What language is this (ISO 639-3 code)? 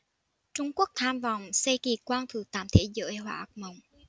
vie